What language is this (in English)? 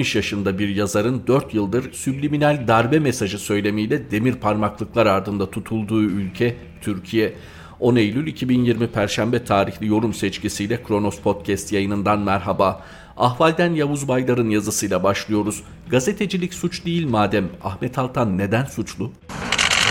Turkish